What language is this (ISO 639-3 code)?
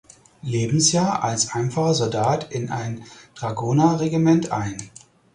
deu